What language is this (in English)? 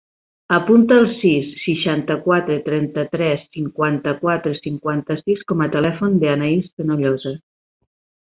Catalan